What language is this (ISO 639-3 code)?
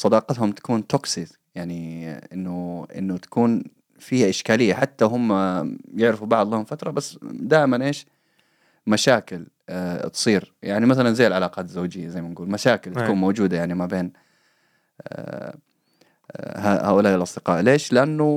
ara